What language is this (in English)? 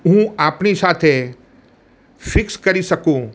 Gujarati